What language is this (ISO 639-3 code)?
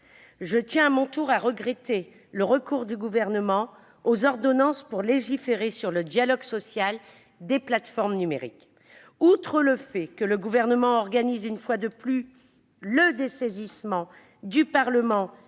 fra